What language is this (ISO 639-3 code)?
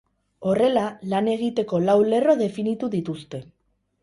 eus